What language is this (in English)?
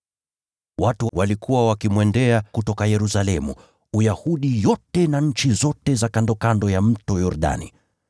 Swahili